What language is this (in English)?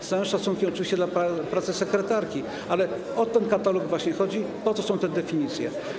Polish